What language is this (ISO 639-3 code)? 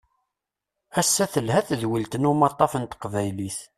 kab